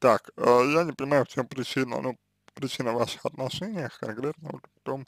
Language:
Russian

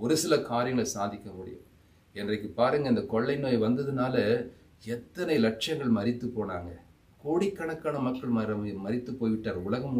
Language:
Hindi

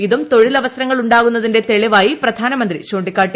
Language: Malayalam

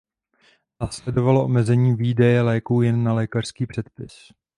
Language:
Czech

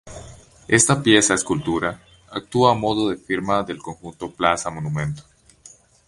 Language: Spanish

